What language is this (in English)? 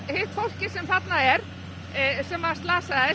Icelandic